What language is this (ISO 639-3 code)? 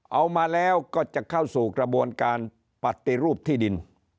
tha